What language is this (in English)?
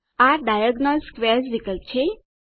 Gujarati